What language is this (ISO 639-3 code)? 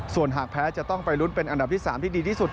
tha